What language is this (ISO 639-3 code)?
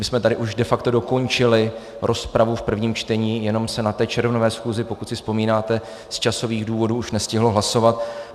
ces